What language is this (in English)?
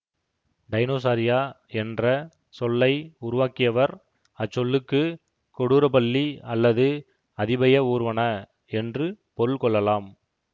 Tamil